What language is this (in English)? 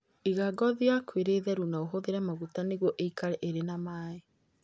Kikuyu